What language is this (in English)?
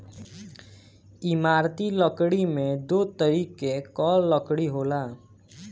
Bhojpuri